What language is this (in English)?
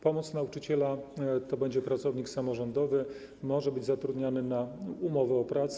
Polish